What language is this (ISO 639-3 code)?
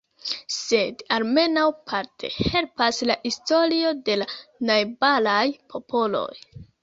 epo